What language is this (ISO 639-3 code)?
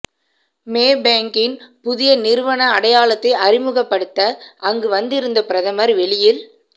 tam